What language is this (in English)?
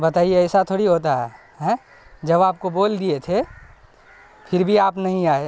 Urdu